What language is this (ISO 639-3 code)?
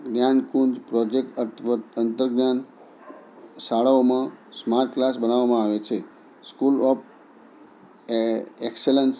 guj